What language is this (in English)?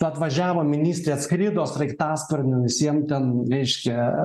Lithuanian